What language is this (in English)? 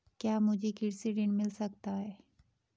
Hindi